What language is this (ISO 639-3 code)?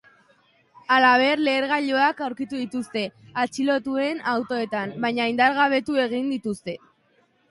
eus